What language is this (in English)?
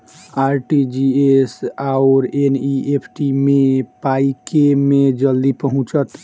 Maithili